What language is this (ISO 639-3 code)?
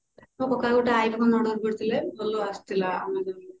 ori